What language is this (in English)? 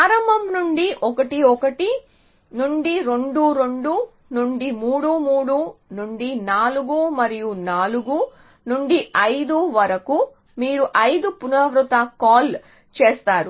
Telugu